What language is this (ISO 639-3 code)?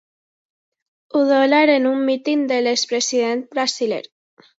cat